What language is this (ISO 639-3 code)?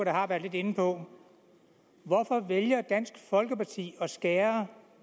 dan